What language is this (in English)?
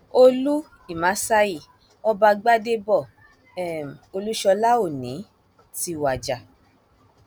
Yoruba